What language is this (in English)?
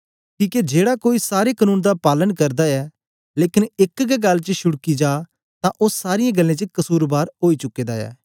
Dogri